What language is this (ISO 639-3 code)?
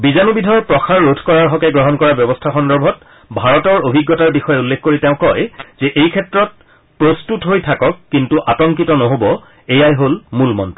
asm